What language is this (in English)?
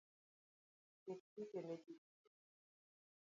Luo (Kenya and Tanzania)